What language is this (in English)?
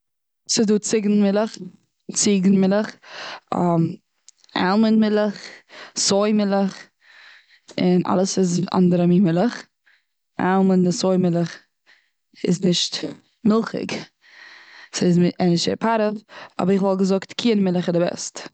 Yiddish